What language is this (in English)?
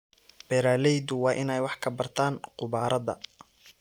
Somali